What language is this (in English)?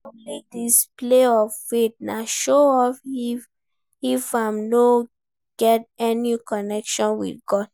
Nigerian Pidgin